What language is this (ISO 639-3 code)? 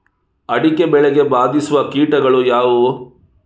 kan